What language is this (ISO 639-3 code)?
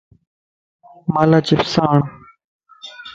lss